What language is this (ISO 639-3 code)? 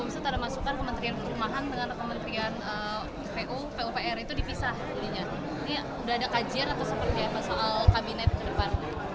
ind